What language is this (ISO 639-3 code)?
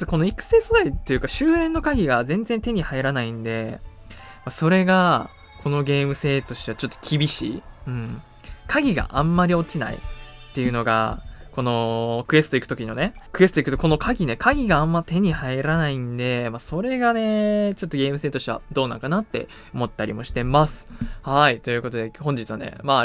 jpn